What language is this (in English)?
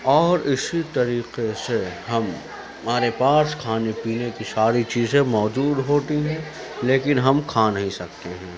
Urdu